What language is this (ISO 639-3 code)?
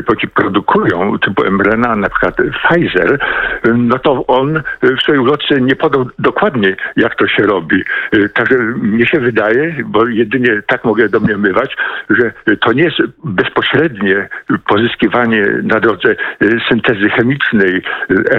pol